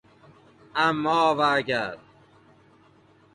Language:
Persian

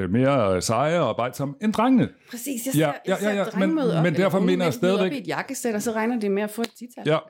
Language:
Danish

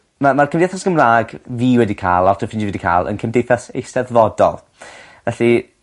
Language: Welsh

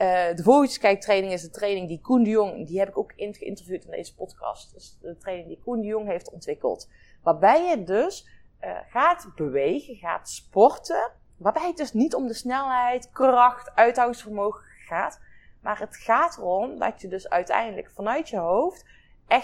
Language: Dutch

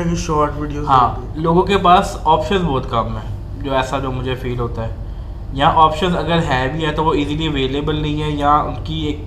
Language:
Urdu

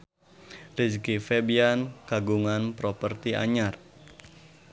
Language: Sundanese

